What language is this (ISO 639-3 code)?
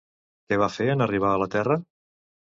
cat